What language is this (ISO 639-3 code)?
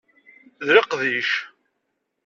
kab